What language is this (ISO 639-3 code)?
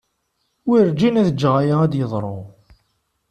kab